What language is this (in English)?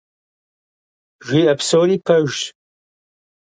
Kabardian